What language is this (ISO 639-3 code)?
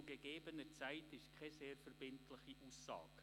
gsw